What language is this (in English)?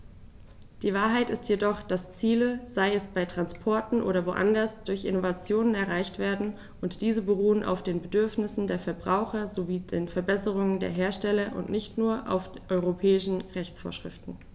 German